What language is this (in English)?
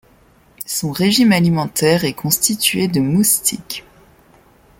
French